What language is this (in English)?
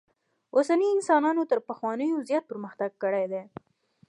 Pashto